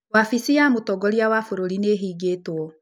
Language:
Kikuyu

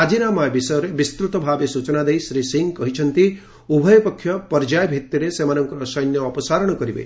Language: Odia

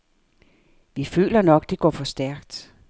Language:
Danish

